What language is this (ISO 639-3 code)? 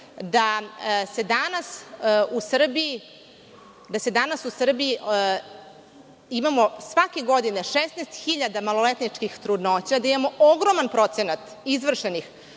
srp